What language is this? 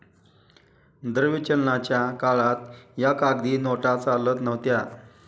Marathi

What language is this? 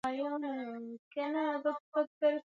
Swahili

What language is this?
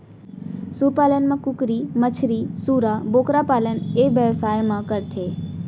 Chhattisgarhi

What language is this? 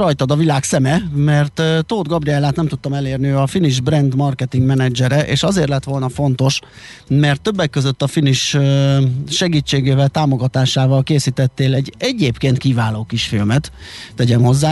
Hungarian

